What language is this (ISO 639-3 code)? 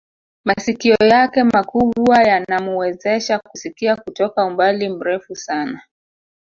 swa